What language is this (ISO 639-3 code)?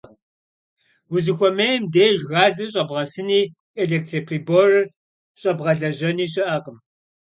kbd